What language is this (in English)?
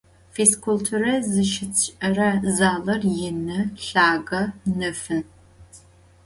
Adyghe